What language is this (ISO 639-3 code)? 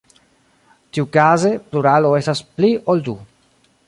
epo